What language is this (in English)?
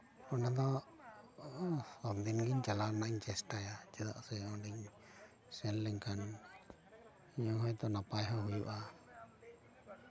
Santali